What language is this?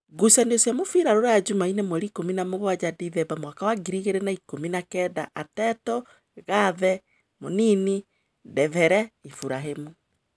Kikuyu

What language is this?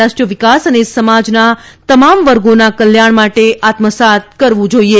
Gujarati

